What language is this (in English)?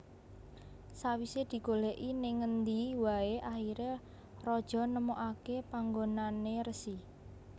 Javanese